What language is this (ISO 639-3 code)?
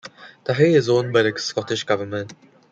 eng